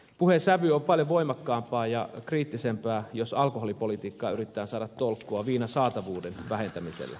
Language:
Finnish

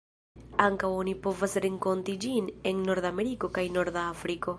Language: Esperanto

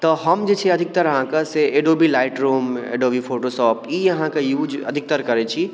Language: Maithili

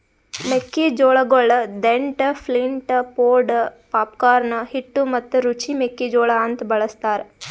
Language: Kannada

